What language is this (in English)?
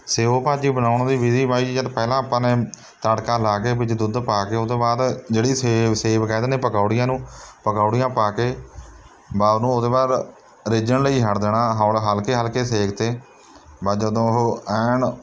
Punjabi